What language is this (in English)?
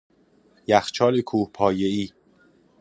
Persian